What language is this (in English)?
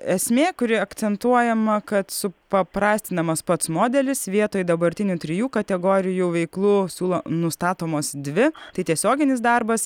Lithuanian